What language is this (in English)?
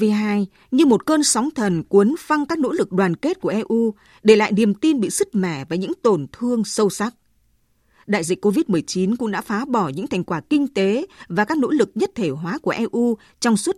Vietnamese